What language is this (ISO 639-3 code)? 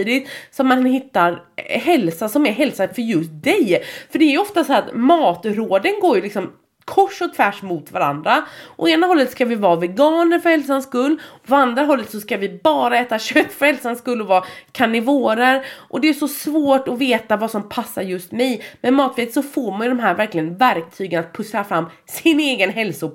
swe